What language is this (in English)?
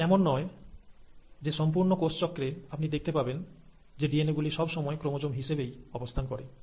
Bangla